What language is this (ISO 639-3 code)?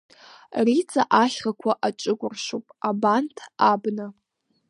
abk